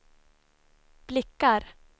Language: Swedish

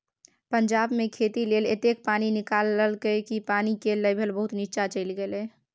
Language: Maithili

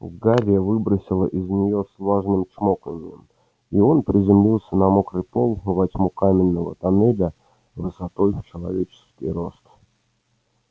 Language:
Russian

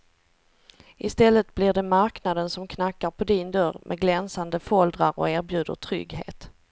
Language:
Swedish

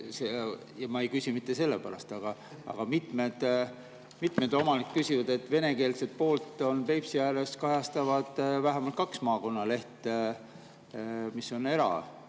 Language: Estonian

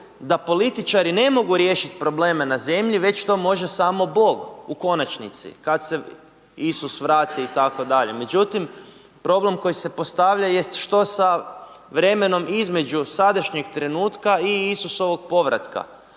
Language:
Croatian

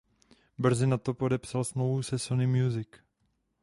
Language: Czech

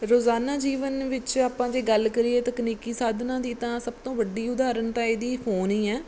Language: Punjabi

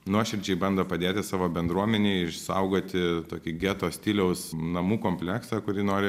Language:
Lithuanian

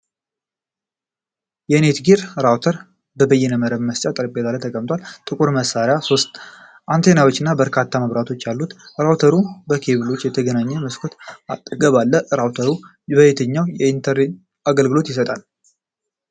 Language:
Amharic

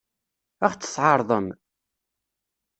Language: Kabyle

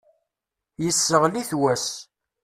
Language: Kabyle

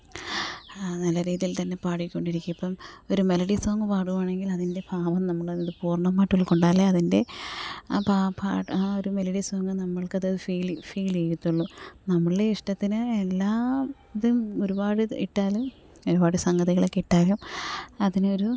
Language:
Malayalam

